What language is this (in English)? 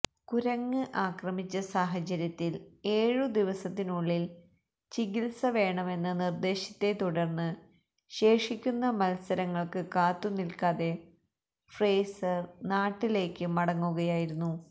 Malayalam